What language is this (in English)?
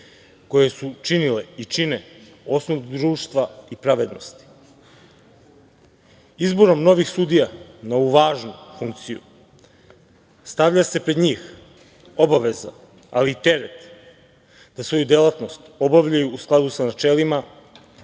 Serbian